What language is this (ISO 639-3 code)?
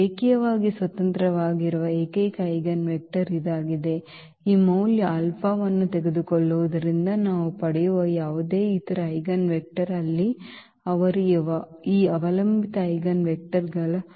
kan